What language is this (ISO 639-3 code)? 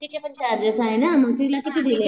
mar